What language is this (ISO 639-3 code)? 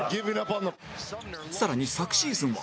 jpn